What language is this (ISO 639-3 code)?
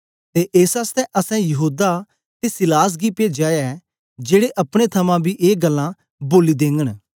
doi